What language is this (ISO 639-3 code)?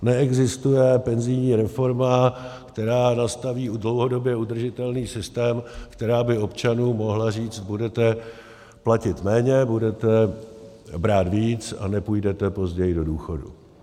ces